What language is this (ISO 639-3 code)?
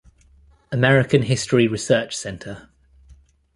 eng